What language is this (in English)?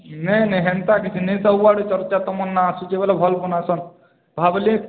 Odia